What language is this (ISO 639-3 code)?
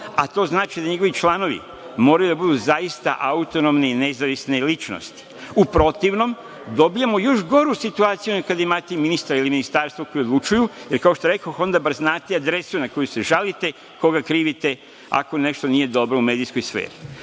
srp